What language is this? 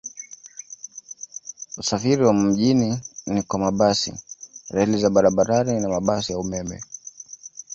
Swahili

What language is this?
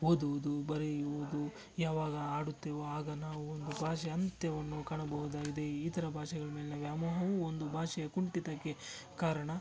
Kannada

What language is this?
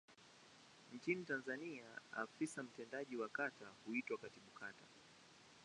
Swahili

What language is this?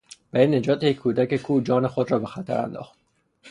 Persian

